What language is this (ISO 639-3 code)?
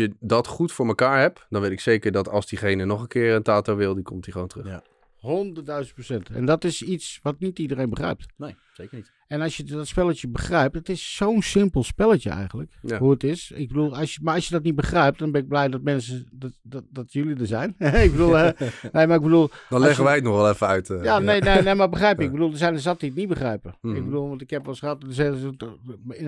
nld